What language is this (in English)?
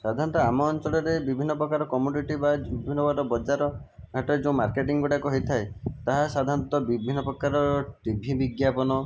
Odia